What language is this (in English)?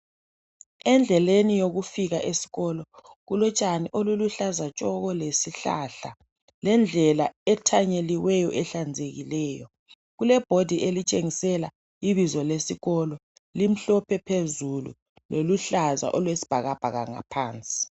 North Ndebele